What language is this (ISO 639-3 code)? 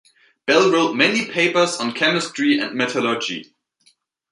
eng